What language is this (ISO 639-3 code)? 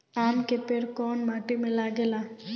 bho